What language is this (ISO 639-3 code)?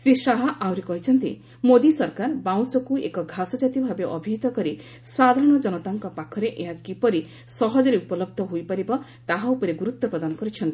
ori